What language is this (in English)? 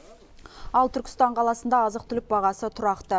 Kazakh